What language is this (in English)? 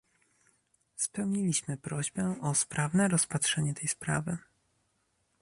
Polish